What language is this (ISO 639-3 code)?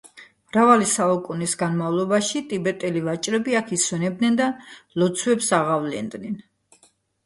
kat